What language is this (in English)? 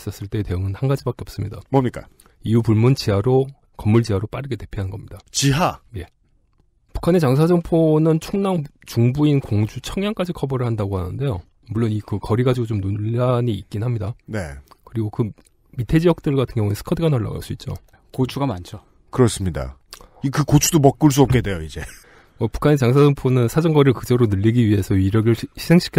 Korean